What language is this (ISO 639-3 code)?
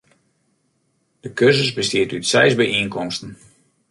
fry